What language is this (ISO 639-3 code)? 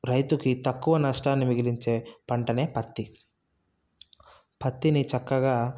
tel